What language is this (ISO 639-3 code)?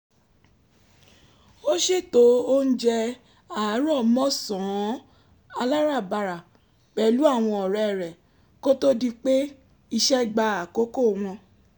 yor